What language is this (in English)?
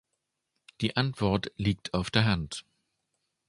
German